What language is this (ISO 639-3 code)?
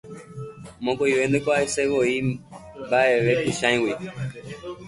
grn